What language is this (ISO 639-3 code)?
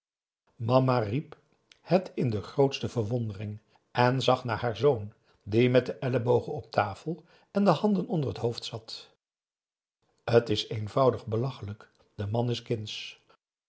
nld